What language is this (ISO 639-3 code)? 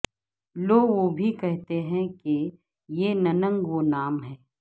urd